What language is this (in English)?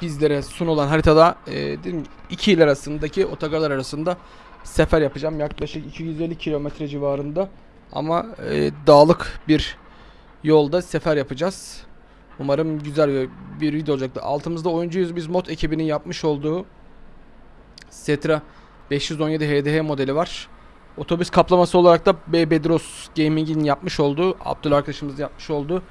Turkish